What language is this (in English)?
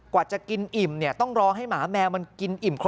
Thai